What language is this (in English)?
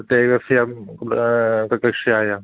Sanskrit